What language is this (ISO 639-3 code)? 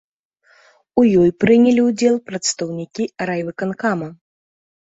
bel